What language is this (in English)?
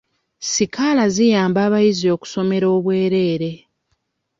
Ganda